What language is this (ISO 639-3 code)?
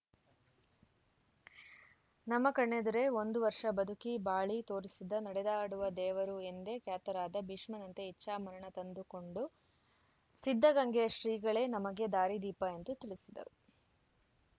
kan